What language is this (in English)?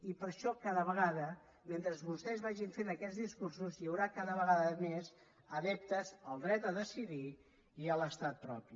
Catalan